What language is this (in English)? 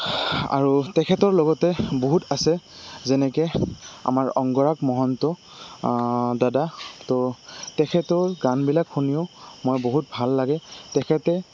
Assamese